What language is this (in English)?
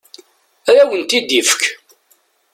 Kabyle